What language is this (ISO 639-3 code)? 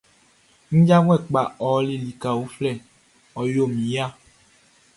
bci